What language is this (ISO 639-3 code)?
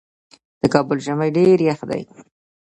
pus